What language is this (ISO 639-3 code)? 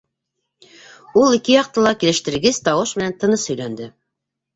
bak